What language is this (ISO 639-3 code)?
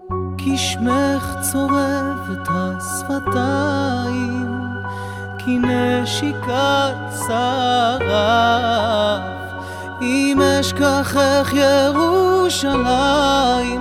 ron